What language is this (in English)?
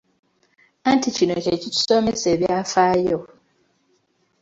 Ganda